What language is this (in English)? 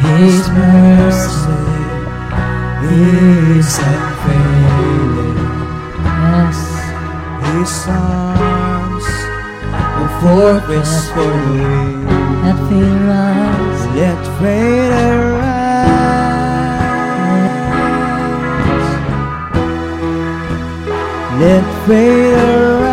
Filipino